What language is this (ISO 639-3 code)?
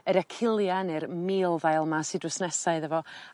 cym